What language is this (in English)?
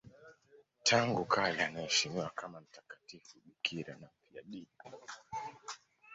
Swahili